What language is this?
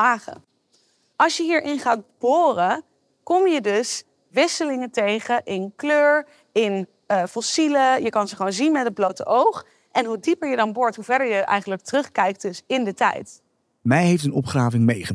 Dutch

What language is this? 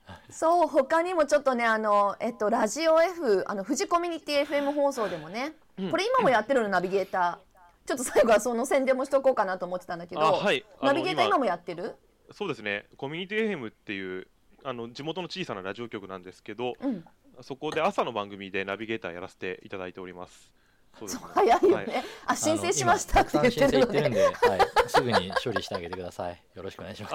Japanese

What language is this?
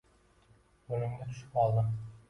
Uzbek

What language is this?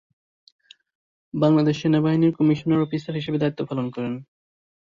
Bangla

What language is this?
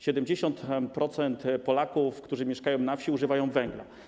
Polish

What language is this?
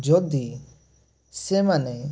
Odia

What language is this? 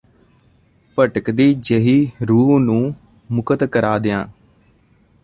Punjabi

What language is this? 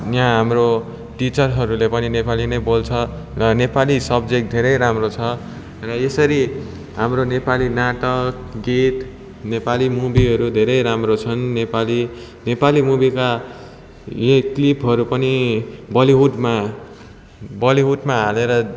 Nepali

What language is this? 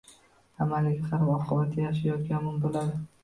Uzbek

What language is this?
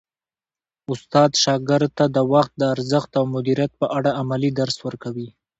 Pashto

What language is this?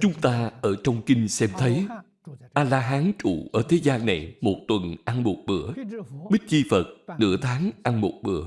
Vietnamese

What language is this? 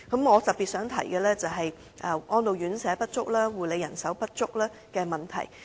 Cantonese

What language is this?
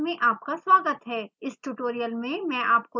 Hindi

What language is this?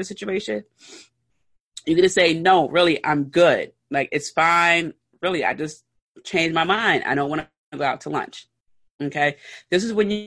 English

